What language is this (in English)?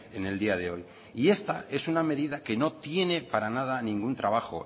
Spanish